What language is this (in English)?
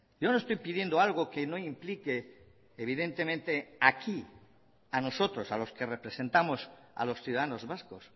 Spanish